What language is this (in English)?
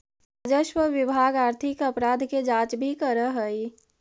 Magahi